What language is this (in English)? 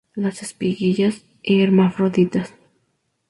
Spanish